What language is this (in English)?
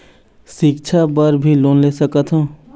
Chhattisgarhi